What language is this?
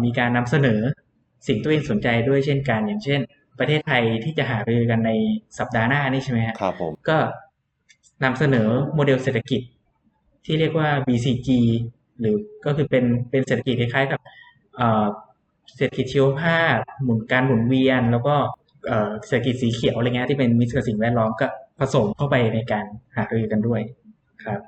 Thai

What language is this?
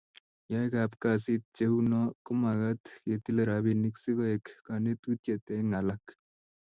Kalenjin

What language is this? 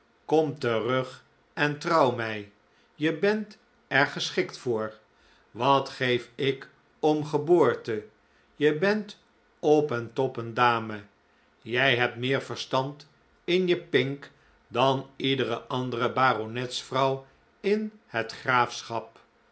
Dutch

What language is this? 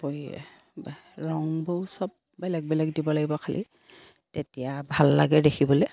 Assamese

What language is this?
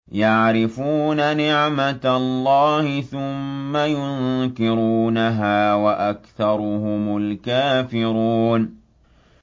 Arabic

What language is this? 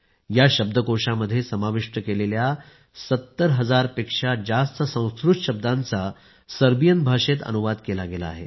Marathi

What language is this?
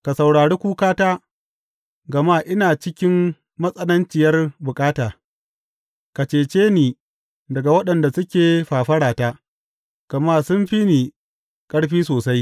Hausa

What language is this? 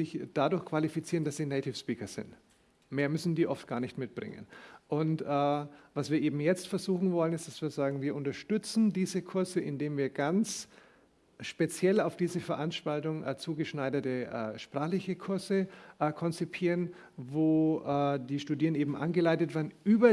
German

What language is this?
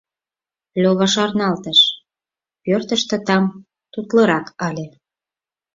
Mari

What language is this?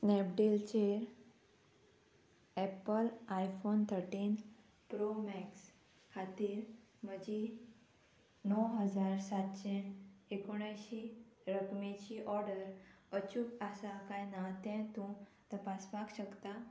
Konkani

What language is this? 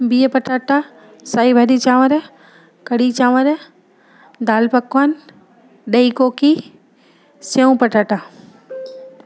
Sindhi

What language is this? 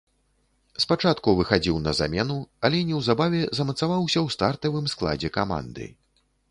Belarusian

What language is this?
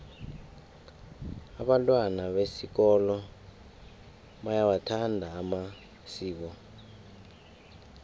South Ndebele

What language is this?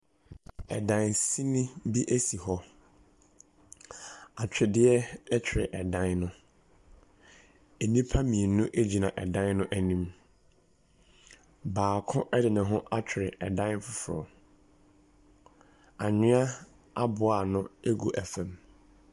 Akan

